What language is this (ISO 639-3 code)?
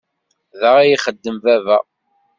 kab